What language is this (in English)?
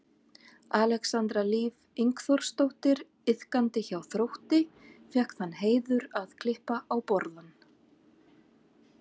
Icelandic